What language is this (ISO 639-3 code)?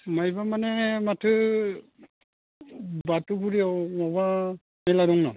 brx